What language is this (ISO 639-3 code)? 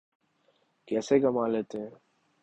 urd